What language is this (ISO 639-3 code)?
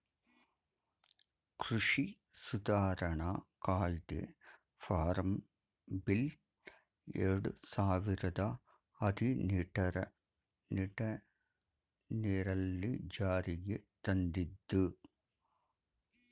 kan